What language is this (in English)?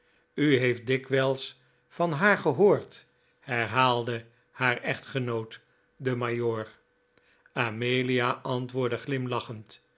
Dutch